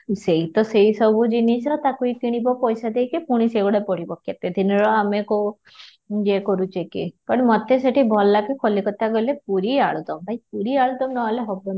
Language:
Odia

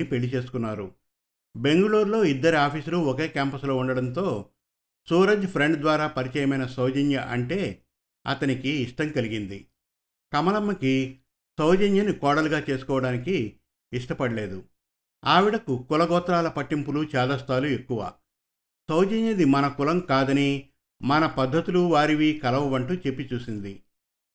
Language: Telugu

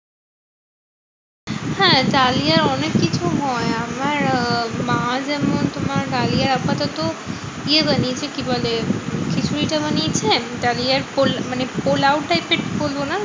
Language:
Bangla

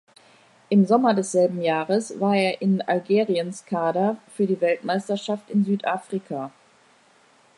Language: German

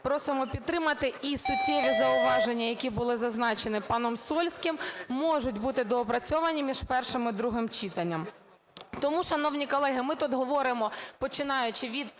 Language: Ukrainian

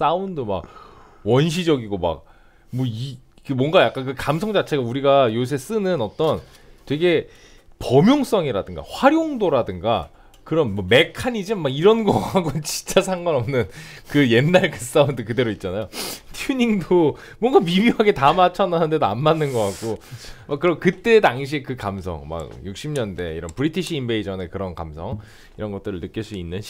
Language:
Korean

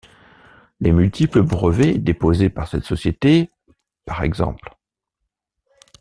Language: French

